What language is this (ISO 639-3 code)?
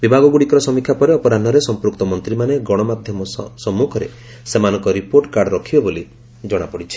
ori